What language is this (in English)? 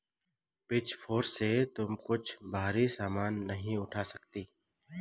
Hindi